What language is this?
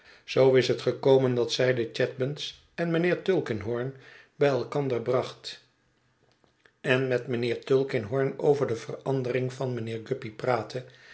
Dutch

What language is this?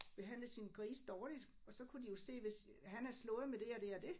Danish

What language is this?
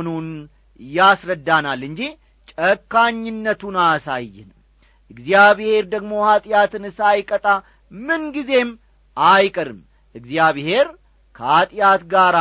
Amharic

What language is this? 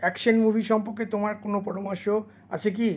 Bangla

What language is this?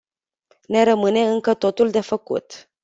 Romanian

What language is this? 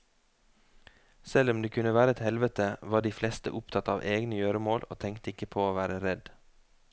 Norwegian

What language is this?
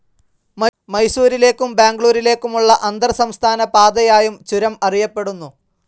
Malayalam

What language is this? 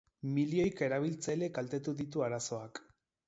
Basque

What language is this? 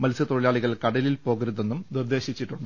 Malayalam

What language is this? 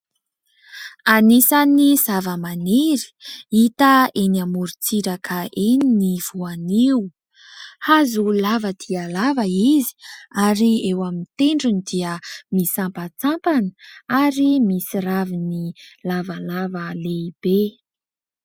Malagasy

